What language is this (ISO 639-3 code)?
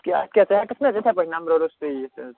kas